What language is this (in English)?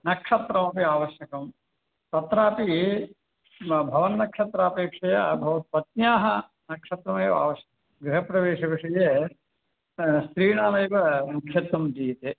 Sanskrit